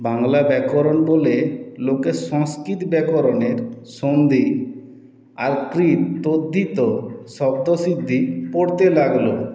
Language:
Bangla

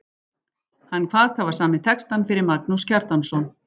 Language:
Icelandic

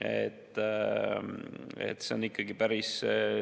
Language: Estonian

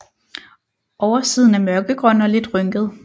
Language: Danish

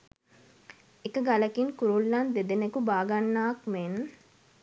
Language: Sinhala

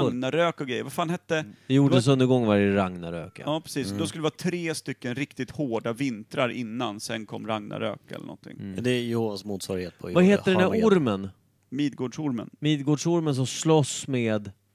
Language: Swedish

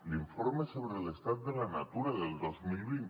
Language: Catalan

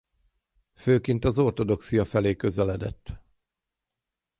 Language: Hungarian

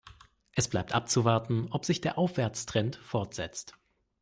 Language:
German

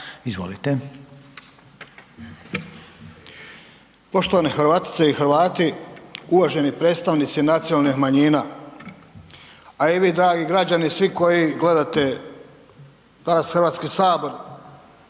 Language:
Croatian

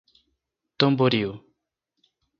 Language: Portuguese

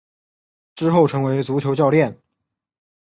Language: Chinese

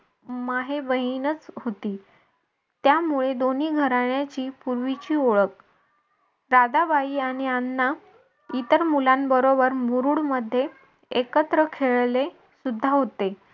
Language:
Marathi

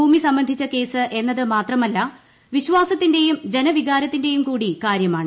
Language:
Malayalam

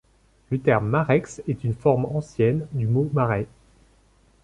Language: French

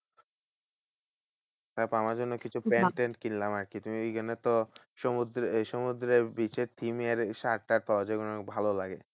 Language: Bangla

